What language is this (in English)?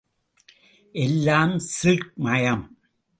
Tamil